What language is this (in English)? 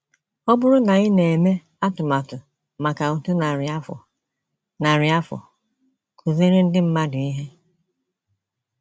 Igbo